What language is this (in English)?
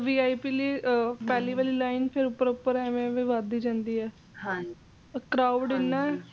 Punjabi